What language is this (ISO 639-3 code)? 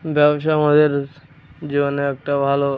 ben